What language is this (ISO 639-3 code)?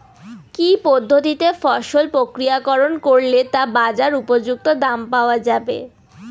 ben